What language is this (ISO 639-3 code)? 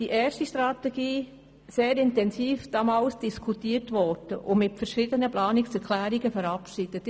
gsw